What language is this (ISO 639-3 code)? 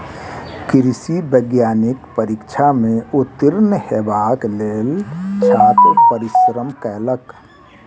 mai